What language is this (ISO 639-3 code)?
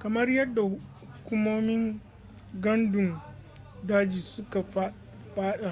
hau